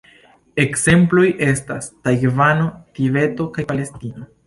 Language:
Esperanto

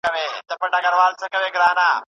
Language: Pashto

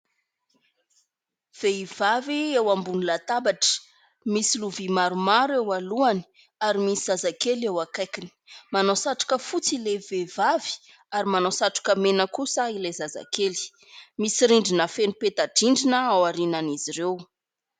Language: Malagasy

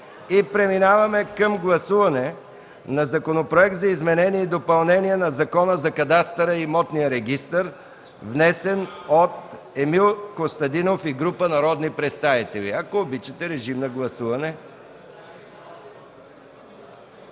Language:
Bulgarian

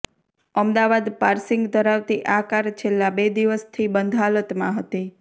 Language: Gujarati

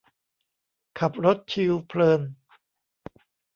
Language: Thai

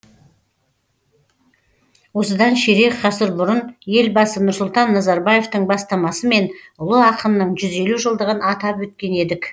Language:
Kazakh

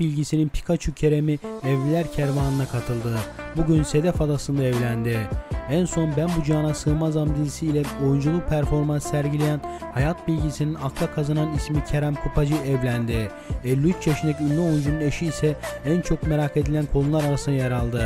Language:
Turkish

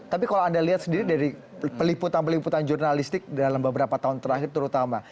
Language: Indonesian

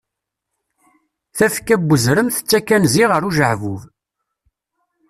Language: Kabyle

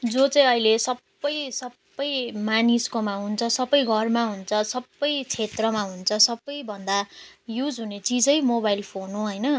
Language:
Nepali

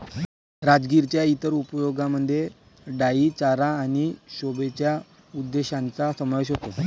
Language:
Marathi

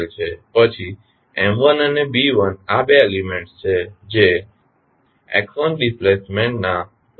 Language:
Gujarati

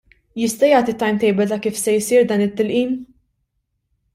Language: Maltese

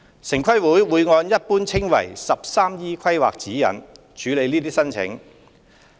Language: Cantonese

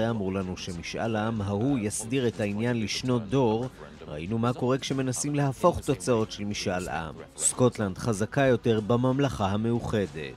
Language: Hebrew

